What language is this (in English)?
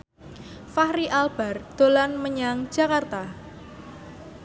Javanese